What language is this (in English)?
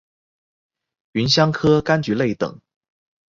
Chinese